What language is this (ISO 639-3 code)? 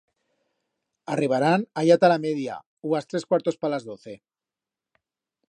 arg